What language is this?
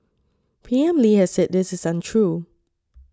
English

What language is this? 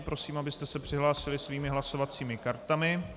Czech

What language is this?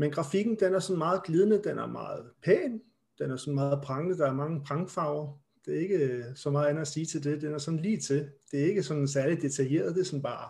Danish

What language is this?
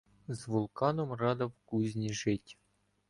Ukrainian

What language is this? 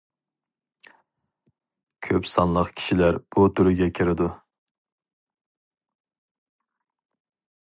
Uyghur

